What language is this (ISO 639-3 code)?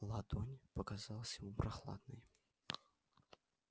rus